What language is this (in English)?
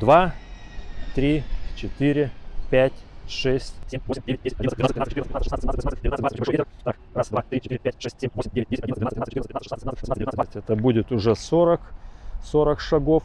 Russian